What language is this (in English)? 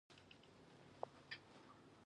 Pashto